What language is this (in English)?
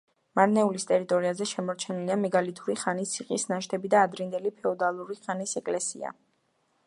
Georgian